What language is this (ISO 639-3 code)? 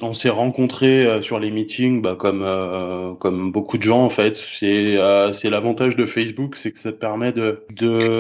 fra